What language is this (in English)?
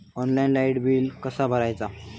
Marathi